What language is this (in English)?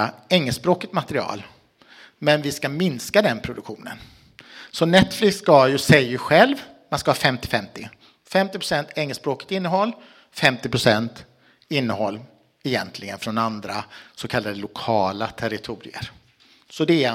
Swedish